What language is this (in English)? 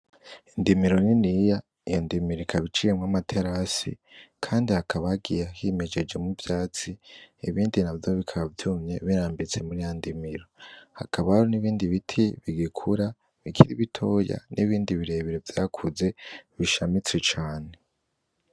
Rundi